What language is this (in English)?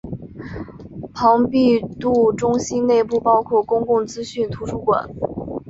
Chinese